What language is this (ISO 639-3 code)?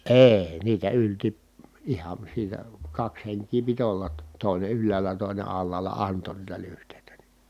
fin